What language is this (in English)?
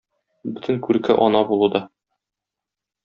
Tatar